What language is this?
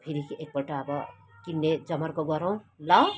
Nepali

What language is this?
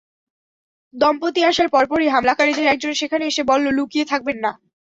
Bangla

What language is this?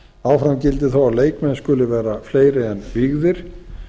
Icelandic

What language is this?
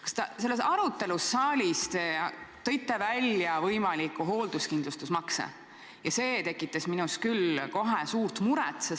Estonian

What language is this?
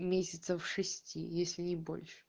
Russian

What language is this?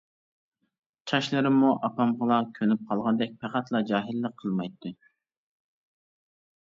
Uyghur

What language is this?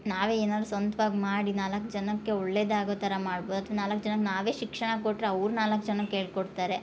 Kannada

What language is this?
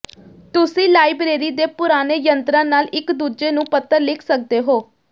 Punjabi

